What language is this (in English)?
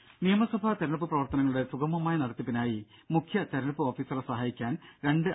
Malayalam